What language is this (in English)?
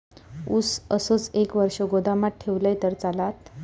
Marathi